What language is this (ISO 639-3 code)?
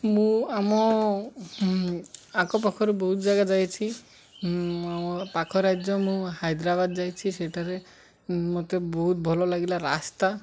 ori